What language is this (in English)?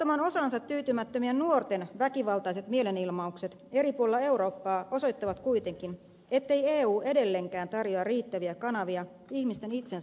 Finnish